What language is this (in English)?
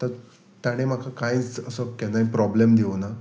Konkani